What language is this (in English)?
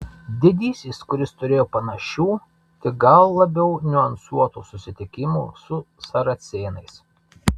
Lithuanian